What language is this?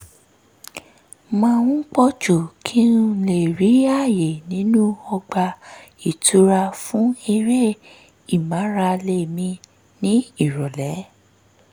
Yoruba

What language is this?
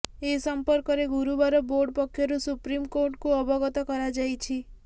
Odia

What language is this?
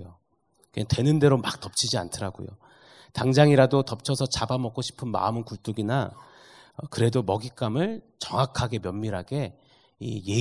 Korean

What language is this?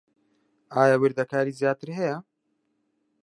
Central Kurdish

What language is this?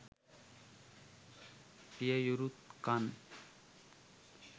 Sinhala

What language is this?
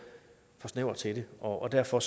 Danish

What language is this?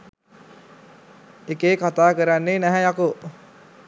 Sinhala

